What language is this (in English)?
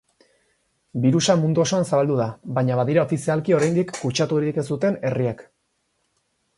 Basque